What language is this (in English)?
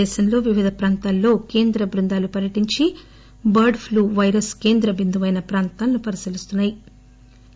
Telugu